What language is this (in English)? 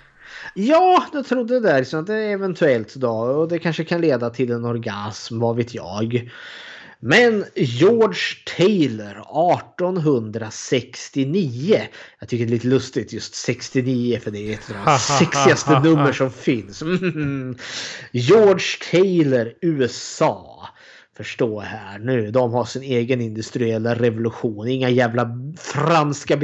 Swedish